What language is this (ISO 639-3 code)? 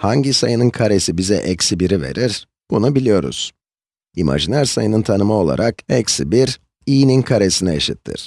tur